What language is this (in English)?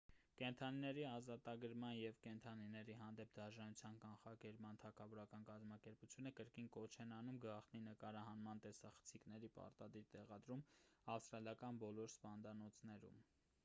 Armenian